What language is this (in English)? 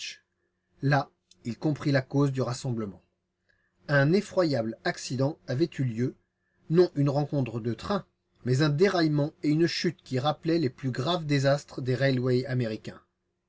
French